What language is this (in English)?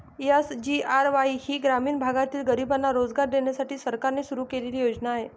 Marathi